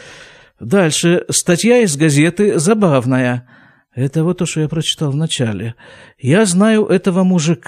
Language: Russian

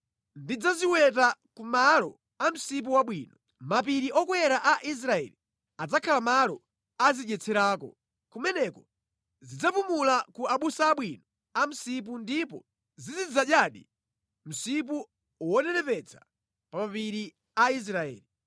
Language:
Nyanja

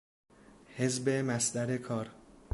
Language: Persian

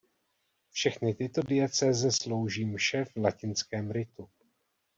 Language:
Czech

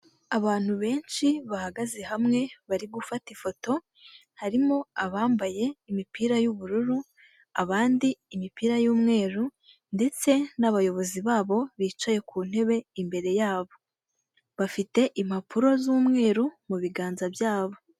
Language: Kinyarwanda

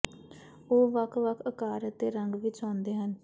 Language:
Punjabi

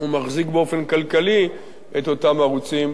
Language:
Hebrew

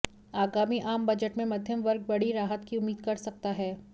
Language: Hindi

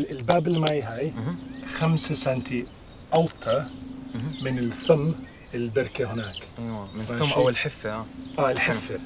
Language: Arabic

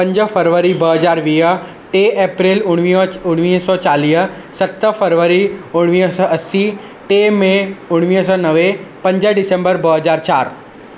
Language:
Sindhi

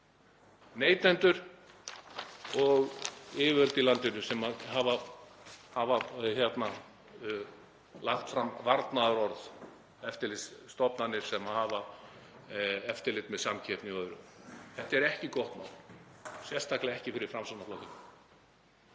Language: Icelandic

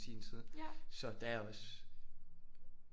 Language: Danish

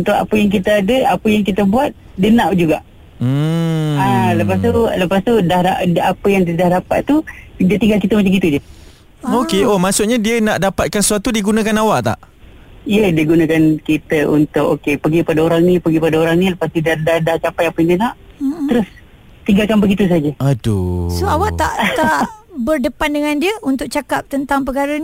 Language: Malay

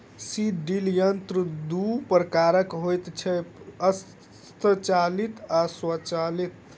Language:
Maithili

